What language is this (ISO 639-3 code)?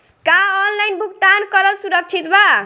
bho